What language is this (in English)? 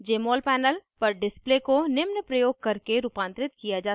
Hindi